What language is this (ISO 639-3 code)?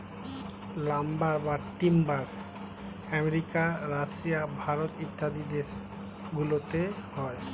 ben